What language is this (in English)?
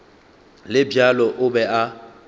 Northern Sotho